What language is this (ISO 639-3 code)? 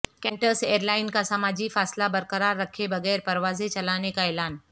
urd